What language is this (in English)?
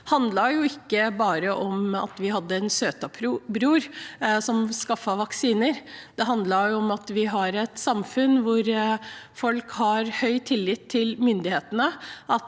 Norwegian